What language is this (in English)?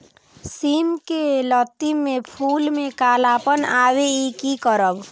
Maithili